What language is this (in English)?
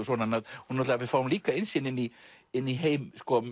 Icelandic